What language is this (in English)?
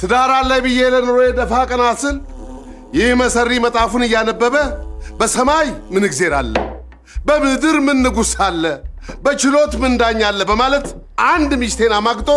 Amharic